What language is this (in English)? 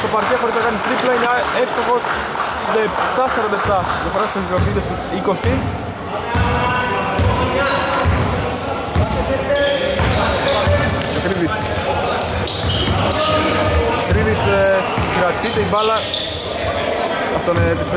Greek